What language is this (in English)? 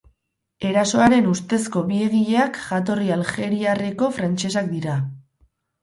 Basque